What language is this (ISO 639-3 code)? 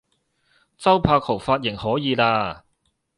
yue